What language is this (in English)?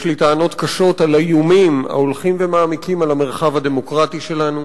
Hebrew